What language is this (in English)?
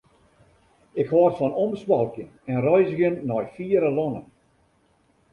Western Frisian